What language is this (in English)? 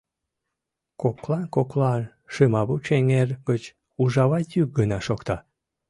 Mari